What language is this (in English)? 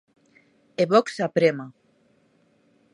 Galician